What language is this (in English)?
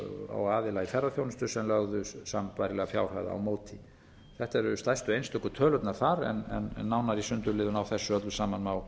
Icelandic